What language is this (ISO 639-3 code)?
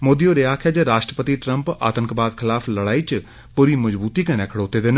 doi